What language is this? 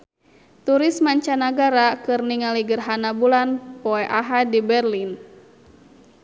Sundanese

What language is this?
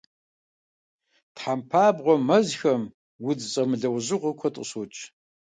Kabardian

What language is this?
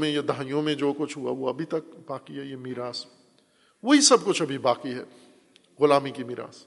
Urdu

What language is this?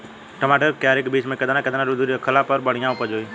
Bhojpuri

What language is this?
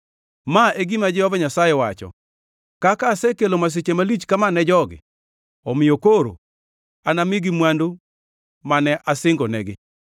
Luo (Kenya and Tanzania)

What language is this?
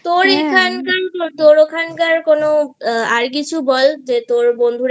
Bangla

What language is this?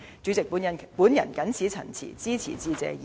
Cantonese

